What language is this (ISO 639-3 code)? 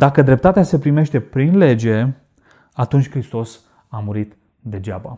ron